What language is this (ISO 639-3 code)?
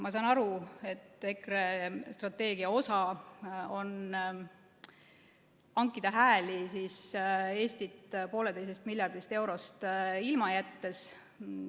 est